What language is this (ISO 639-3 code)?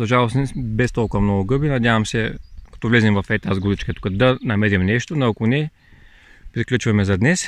bul